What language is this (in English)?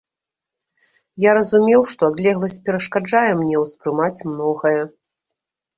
Belarusian